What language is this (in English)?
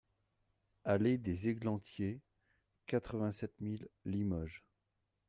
French